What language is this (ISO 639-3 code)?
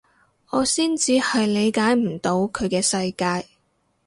yue